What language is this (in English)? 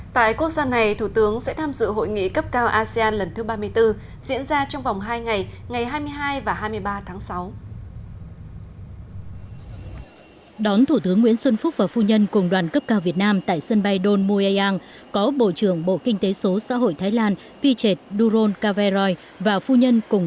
Vietnamese